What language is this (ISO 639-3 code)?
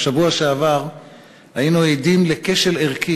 heb